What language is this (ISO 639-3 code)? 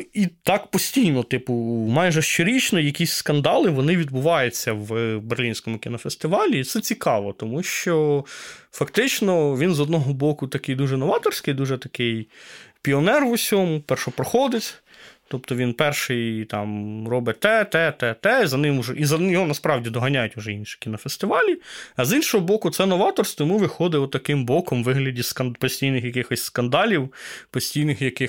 ukr